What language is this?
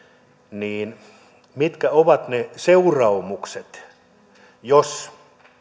Finnish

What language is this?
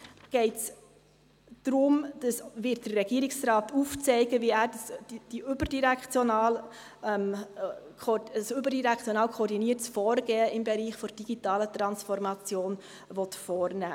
Swiss German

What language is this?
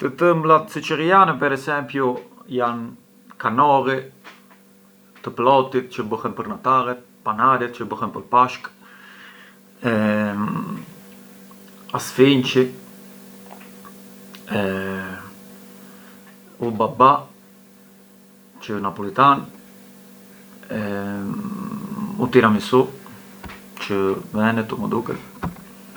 Arbëreshë Albanian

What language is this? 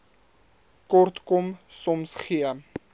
Afrikaans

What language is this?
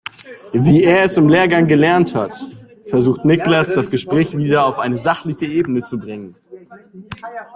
German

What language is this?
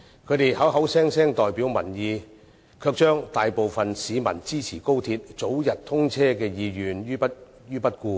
Cantonese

